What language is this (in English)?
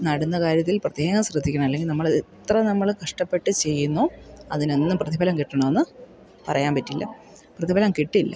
Malayalam